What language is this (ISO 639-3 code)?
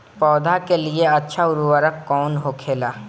bho